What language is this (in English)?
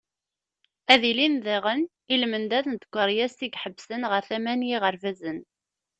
Kabyle